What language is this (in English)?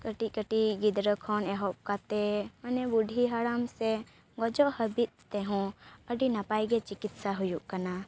Santali